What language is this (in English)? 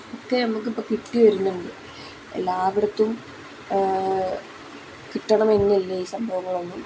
Malayalam